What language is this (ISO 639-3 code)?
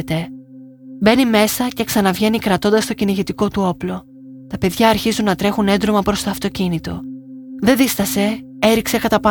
ell